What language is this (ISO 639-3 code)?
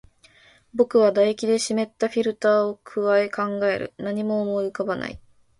jpn